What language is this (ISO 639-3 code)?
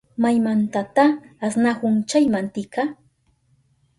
qup